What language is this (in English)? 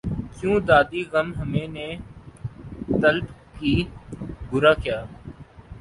Urdu